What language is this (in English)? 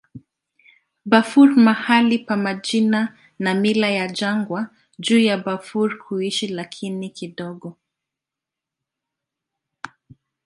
Swahili